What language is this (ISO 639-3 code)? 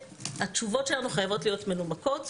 heb